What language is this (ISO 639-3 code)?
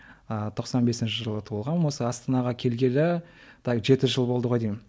kaz